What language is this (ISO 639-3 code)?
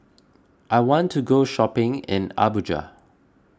eng